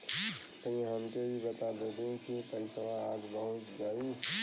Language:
Bhojpuri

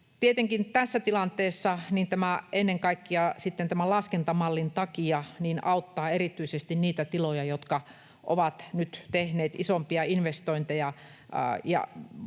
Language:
Finnish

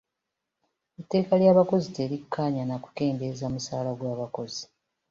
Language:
Ganda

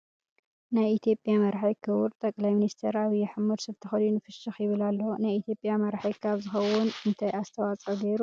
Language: Tigrinya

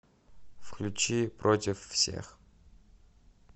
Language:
Russian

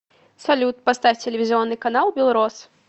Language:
Russian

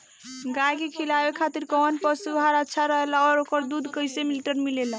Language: Bhojpuri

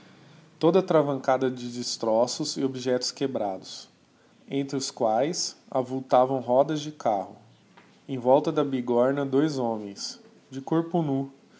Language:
Portuguese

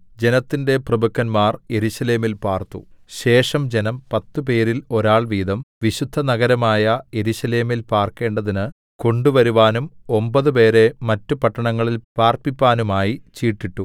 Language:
Malayalam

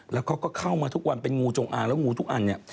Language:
Thai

